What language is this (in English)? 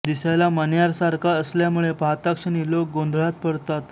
Marathi